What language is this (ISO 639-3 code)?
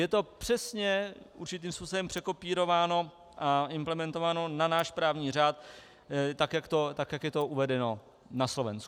ces